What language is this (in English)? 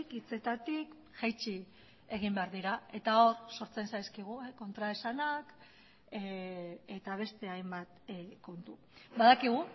Basque